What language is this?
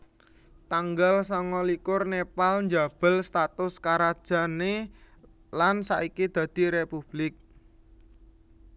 Javanese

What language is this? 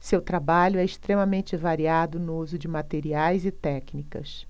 Portuguese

